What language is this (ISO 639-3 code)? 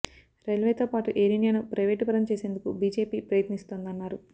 tel